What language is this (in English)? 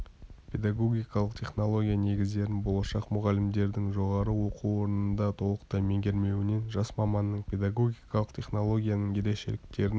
Kazakh